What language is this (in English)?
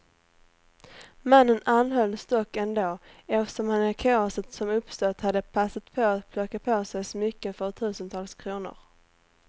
Swedish